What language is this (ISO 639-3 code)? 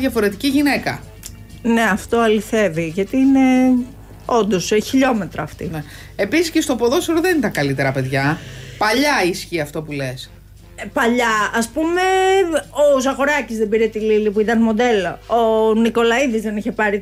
ell